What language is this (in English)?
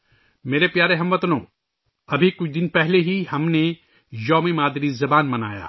Urdu